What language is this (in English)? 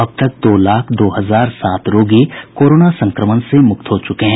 Hindi